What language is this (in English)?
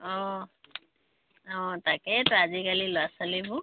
Assamese